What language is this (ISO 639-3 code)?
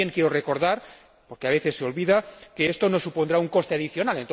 spa